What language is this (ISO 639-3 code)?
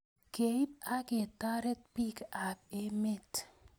kln